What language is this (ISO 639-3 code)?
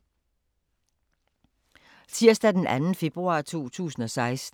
dan